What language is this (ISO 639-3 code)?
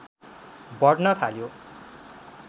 nep